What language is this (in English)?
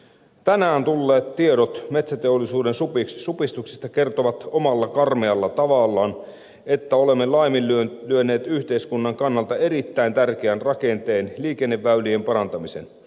Finnish